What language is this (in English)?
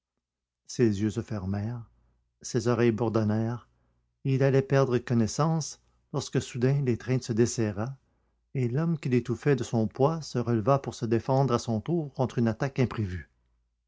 French